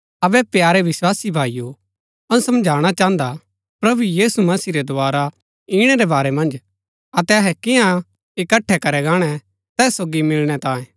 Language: Gaddi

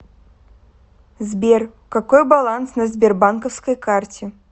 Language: Russian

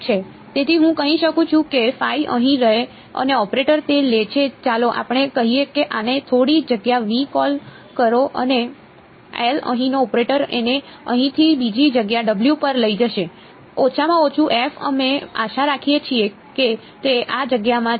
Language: Gujarati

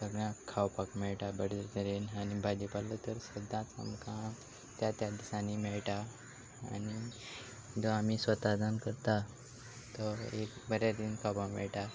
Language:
Konkani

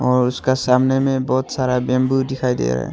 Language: Hindi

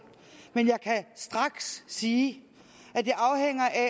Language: Danish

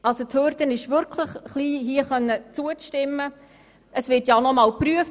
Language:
Swiss German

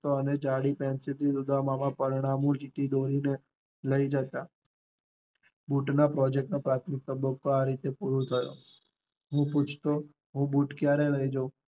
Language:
Gujarati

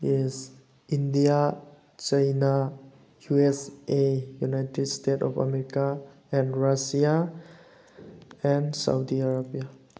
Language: Manipuri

